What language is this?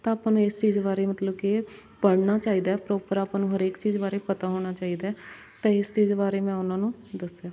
Punjabi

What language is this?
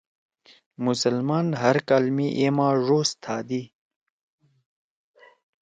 Torwali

